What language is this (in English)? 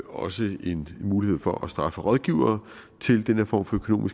Danish